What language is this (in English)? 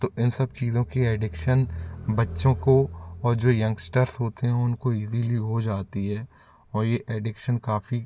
Hindi